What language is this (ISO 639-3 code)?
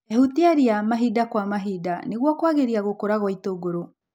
kik